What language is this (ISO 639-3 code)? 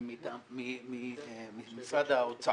heb